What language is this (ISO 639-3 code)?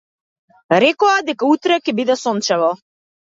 mkd